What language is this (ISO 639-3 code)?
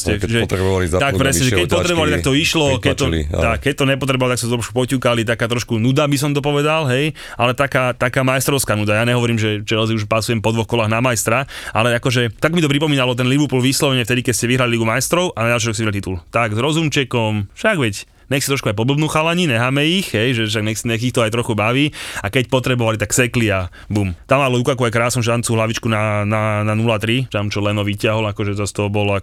slk